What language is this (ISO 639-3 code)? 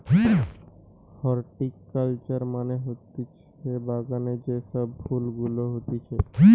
ben